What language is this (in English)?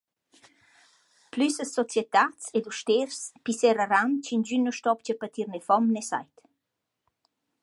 Romansh